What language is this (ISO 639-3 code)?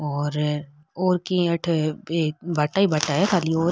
raj